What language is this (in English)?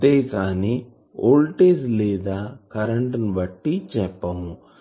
Telugu